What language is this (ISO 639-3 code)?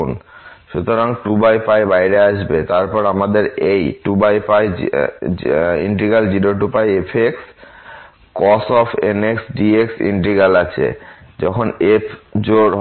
ben